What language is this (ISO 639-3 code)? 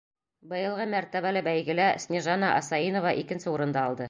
bak